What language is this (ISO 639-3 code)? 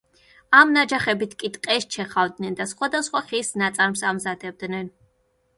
kat